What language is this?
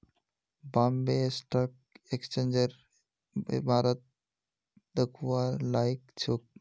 Magahi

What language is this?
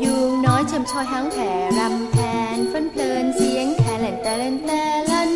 Thai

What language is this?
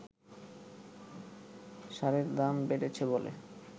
Bangla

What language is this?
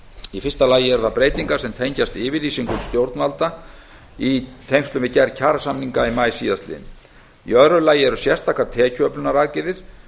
Icelandic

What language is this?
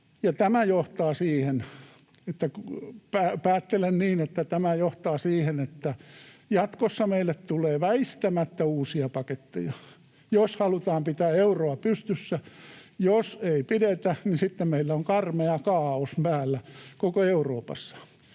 Finnish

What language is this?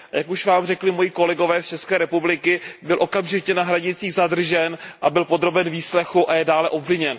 Czech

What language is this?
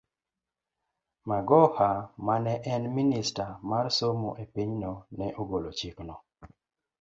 Luo (Kenya and Tanzania)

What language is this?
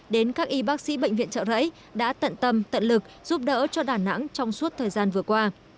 Vietnamese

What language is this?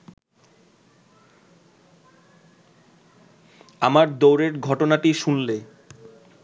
Bangla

